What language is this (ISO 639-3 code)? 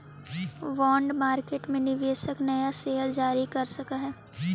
mag